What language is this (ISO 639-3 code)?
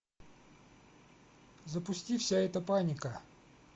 rus